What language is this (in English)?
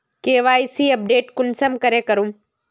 Magahi